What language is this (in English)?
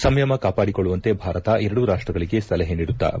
Kannada